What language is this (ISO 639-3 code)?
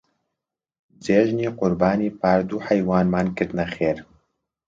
ckb